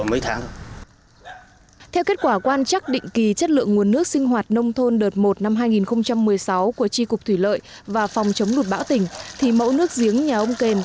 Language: Vietnamese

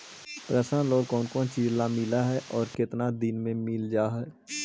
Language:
Magahi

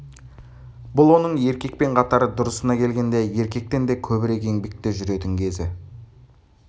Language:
Kazakh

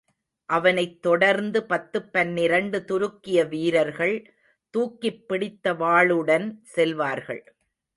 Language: Tamil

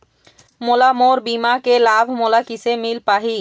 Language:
Chhattisgarhi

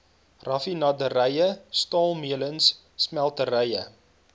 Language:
Afrikaans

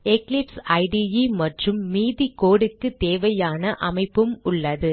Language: Tamil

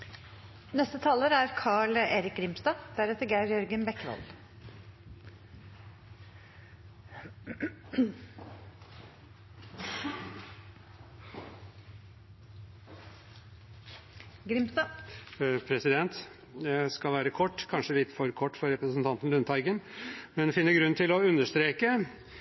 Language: Norwegian Bokmål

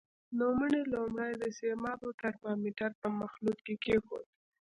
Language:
Pashto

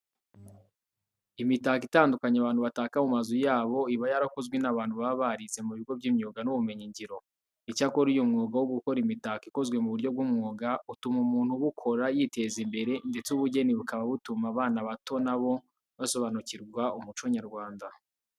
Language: Kinyarwanda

